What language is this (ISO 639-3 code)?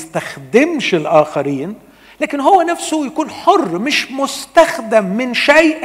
ara